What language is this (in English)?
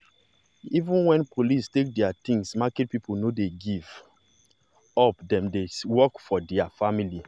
Nigerian Pidgin